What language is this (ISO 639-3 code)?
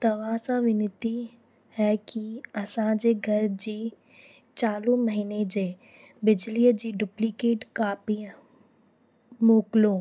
snd